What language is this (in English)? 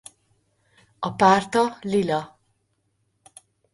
Hungarian